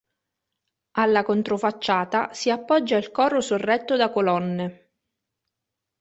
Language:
Italian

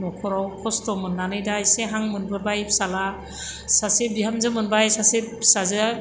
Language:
Bodo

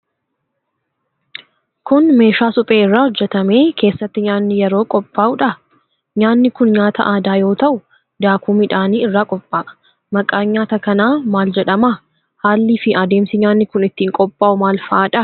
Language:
Oromo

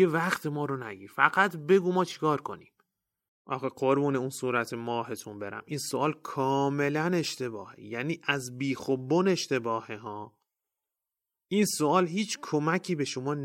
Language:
Persian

